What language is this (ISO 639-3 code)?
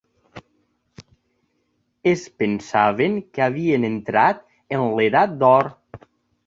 cat